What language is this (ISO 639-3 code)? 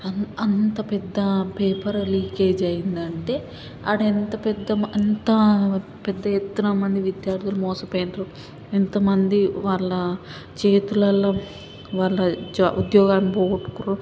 tel